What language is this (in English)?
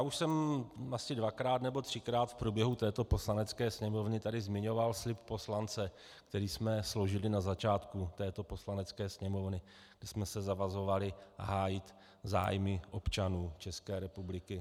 Czech